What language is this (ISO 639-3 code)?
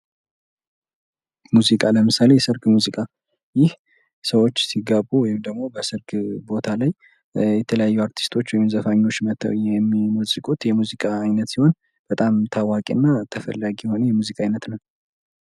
amh